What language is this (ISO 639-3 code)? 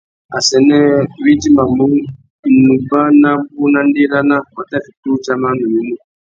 bag